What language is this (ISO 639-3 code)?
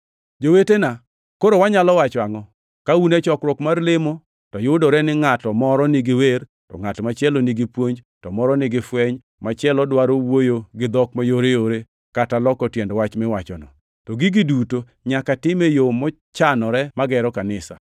luo